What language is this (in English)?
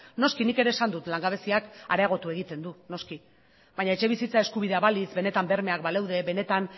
Basque